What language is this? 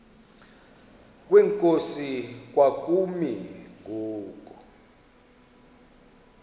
Xhosa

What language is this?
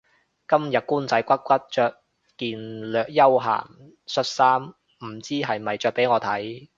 Cantonese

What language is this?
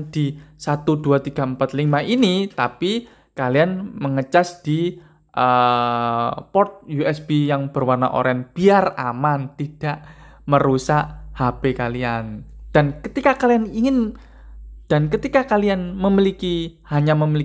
Indonesian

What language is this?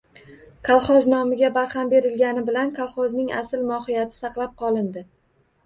Uzbek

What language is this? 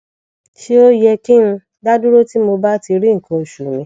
Yoruba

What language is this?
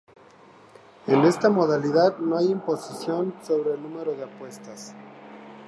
Spanish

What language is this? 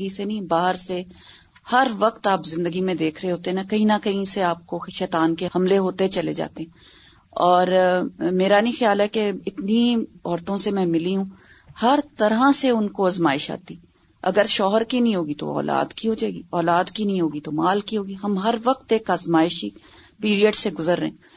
Urdu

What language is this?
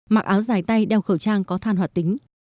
Vietnamese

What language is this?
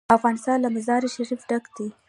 Pashto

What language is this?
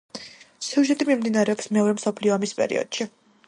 Georgian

